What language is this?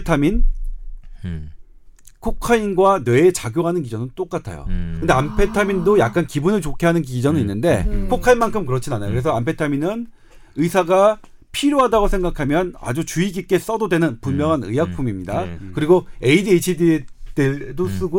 Korean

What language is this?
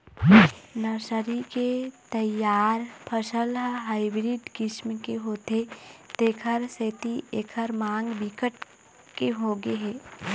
Chhattisgarhi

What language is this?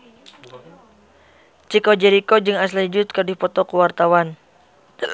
Sundanese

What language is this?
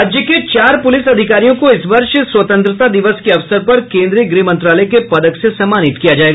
Hindi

